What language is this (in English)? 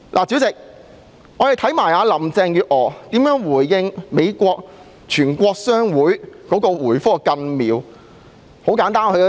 Cantonese